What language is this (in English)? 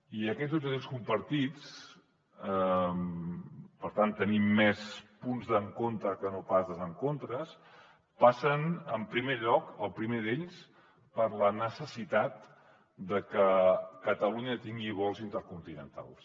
Catalan